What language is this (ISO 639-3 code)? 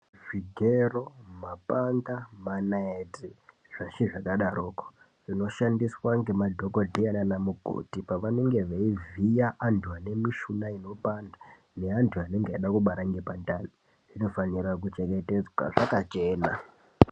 ndc